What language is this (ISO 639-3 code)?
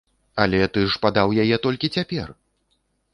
bel